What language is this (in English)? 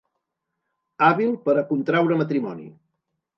Catalan